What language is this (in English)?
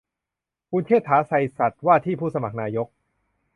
Thai